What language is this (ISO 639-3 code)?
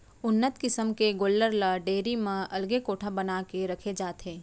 hne